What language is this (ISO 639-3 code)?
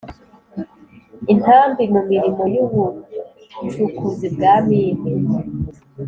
kin